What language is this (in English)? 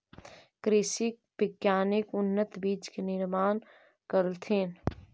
Magahi